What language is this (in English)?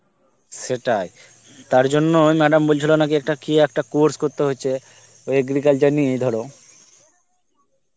Bangla